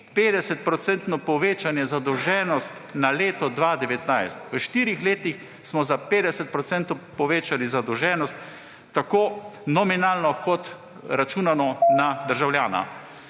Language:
Slovenian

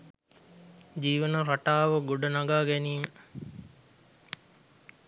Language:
Sinhala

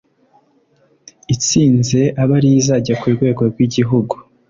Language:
Kinyarwanda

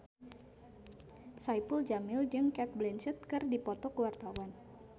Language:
Sundanese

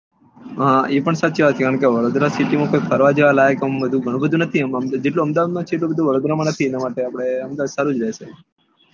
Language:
Gujarati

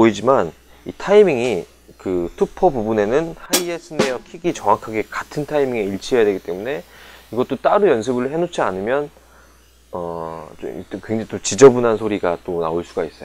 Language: Korean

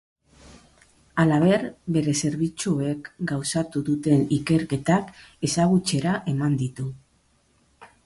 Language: Basque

